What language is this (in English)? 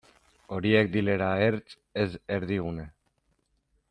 Basque